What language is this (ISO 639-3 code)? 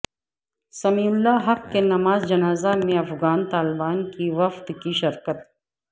urd